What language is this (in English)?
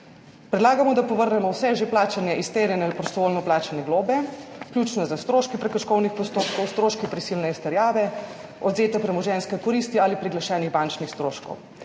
Slovenian